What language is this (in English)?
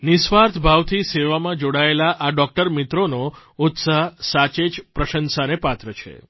Gujarati